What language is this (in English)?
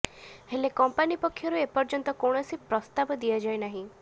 Odia